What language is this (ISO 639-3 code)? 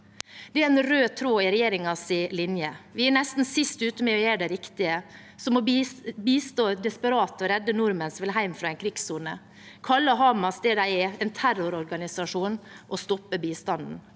nor